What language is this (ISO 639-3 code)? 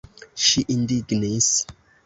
epo